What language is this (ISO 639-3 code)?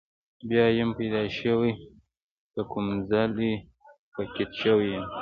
pus